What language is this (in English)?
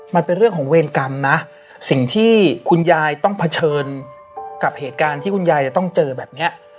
Thai